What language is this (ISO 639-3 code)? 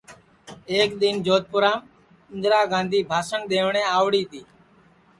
ssi